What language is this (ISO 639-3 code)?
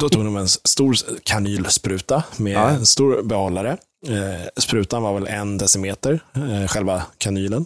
swe